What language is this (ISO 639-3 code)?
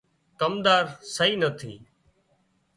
kxp